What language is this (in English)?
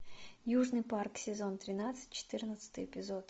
Russian